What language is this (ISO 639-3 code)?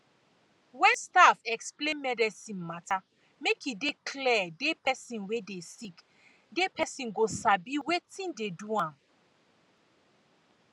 pcm